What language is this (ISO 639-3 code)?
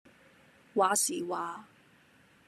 yue